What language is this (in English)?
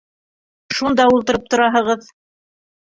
Bashkir